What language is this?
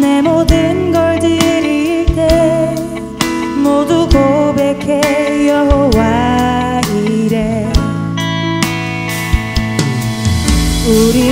Korean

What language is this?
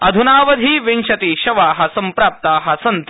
Sanskrit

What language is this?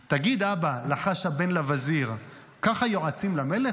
Hebrew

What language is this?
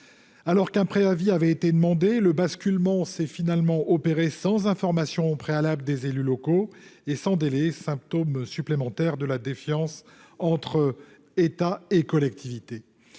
French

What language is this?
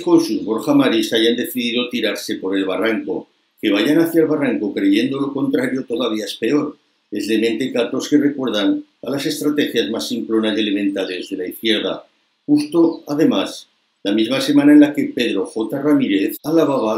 Spanish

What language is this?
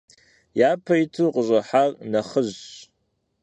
Kabardian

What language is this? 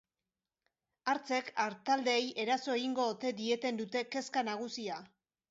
Basque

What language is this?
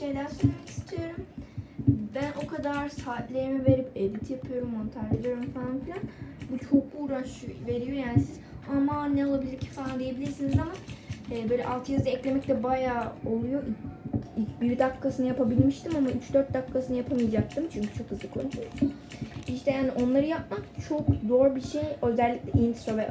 Turkish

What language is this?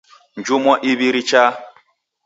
Taita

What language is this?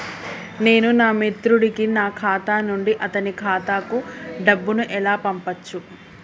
Telugu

